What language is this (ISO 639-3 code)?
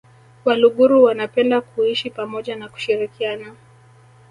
swa